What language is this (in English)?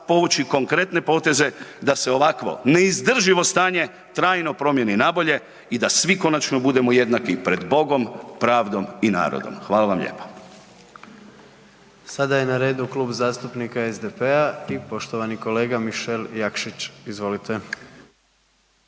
Croatian